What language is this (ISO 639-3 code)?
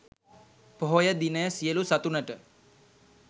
sin